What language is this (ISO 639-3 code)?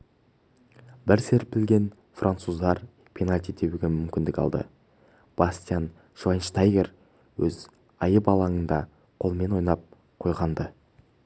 kaz